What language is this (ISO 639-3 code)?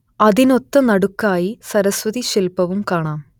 mal